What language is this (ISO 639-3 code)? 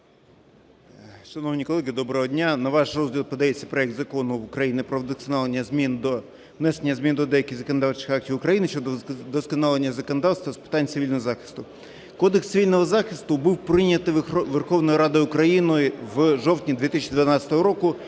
ukr